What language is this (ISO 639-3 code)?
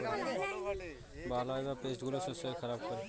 ben